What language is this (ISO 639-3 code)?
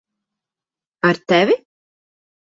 lav